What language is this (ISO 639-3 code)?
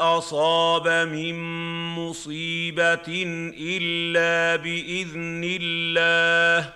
ara